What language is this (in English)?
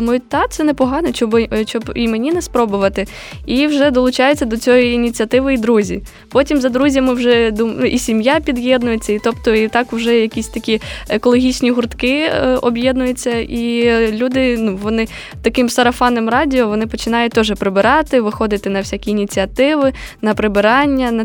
Ukrainian